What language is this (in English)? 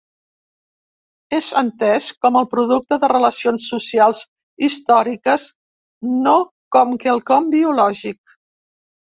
Catalan